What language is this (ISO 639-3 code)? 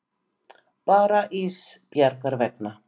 isl